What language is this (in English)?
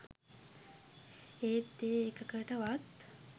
Sinhala